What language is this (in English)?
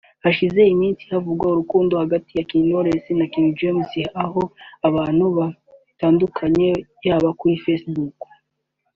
Kinyarwanda